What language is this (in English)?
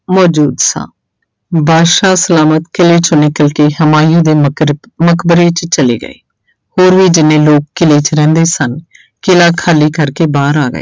Punjabi